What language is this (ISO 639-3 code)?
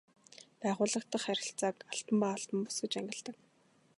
mon